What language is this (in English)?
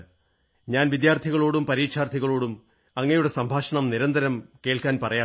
Malayalam